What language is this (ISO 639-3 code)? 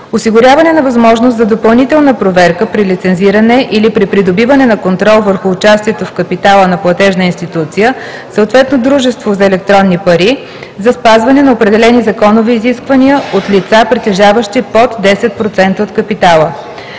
bul